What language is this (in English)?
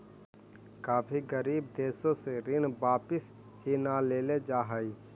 Magahi